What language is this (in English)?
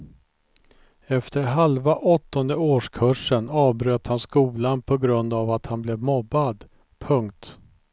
Swedish